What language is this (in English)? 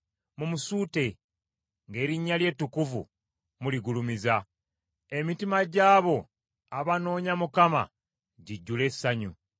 Ganda